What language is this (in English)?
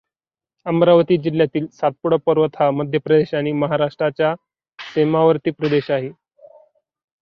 Marathi